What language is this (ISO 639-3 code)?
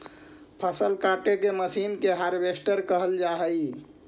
mag